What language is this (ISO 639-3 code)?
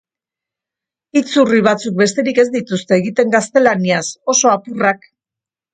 eus